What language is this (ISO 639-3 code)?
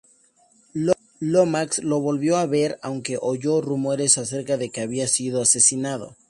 spa